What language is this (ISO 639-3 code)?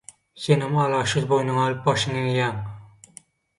tuk